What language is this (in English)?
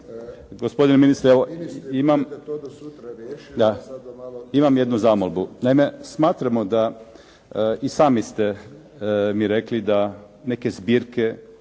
Croatian